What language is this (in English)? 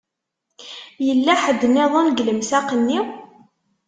Kabyle